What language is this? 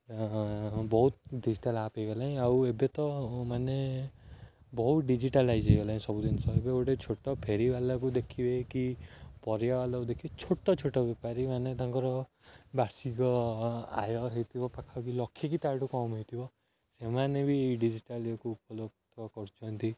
Odia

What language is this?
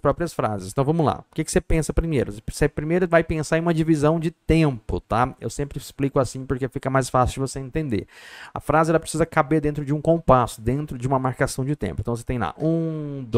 Portuguese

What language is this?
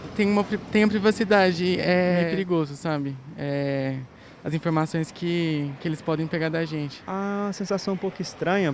Portuguese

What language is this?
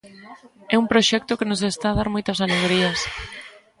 Galician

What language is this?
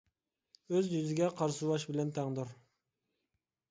Uyghur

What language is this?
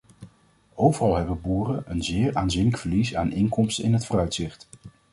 Dutch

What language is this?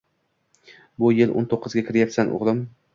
Uzbek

